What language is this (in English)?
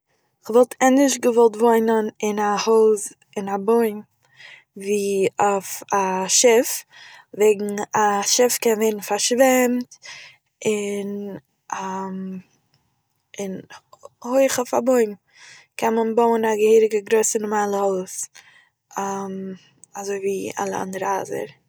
Yiddish